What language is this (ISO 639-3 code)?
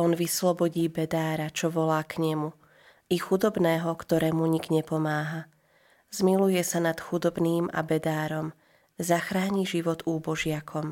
slk